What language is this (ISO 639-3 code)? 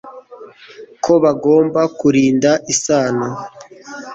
kin